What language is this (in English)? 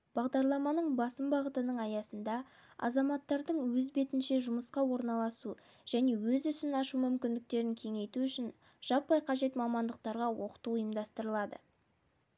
Kazakh